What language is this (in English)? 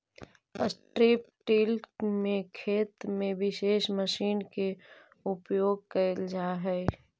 Magahi